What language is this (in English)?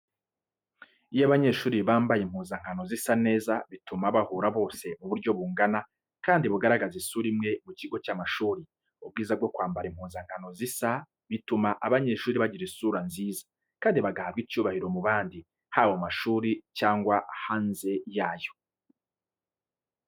Kinyarwanda